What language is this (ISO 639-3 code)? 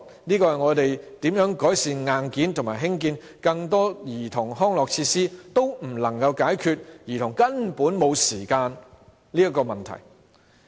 yue